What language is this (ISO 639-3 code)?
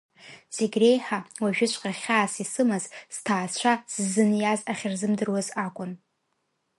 abk